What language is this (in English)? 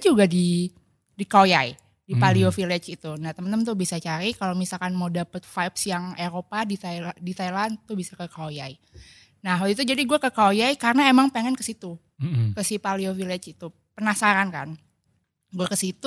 Indonesian